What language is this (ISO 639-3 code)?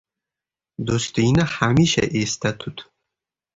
uzb